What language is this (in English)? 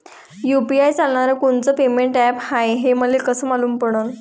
Marathi